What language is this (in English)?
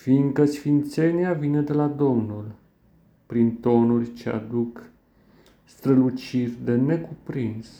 Romanian